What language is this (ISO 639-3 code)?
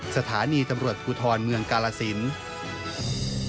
tha